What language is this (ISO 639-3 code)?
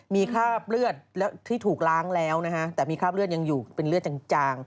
tha